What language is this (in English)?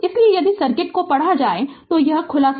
Hindi